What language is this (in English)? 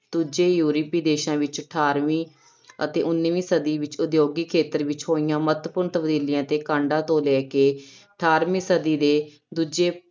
Punjabi